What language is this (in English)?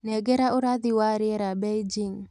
Kikuyu